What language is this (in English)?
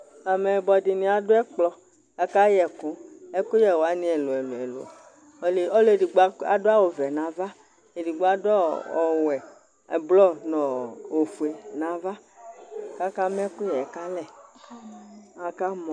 Ikposo